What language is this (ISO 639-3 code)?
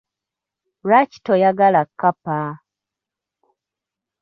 lug